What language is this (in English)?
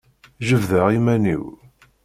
Kabyle